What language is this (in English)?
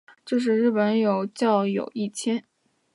Chinese